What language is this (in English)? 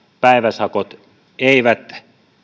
Finnish